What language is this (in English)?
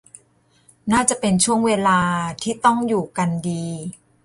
Thai